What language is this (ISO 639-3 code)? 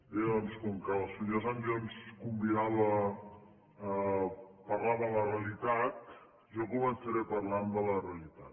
cat